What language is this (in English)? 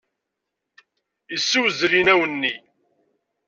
Kabyle